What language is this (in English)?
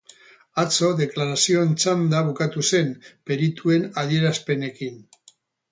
Basque